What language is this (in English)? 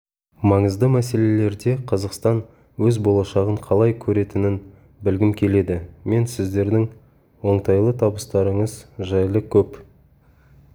Kazakh